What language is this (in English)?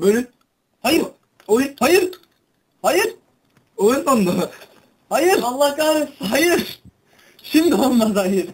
Turkish